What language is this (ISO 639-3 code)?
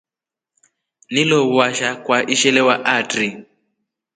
rof